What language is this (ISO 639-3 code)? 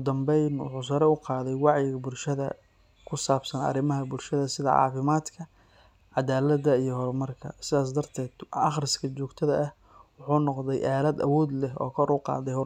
som